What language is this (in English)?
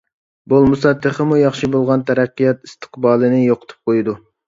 Uyghur